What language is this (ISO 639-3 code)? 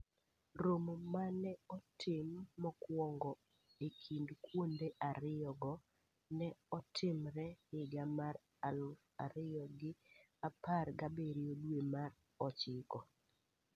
luo